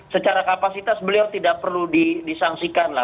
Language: Indonesian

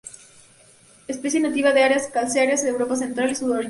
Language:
Spanish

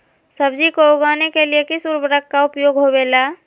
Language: Magahi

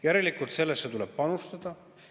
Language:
Estonian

